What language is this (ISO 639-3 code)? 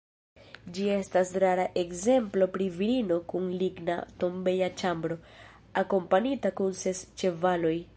epo